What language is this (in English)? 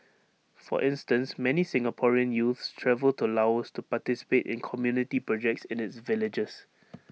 English